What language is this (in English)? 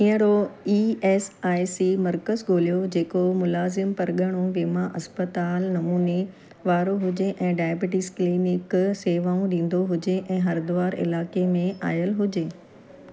Sindhi